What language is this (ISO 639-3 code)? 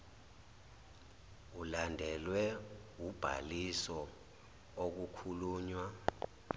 zul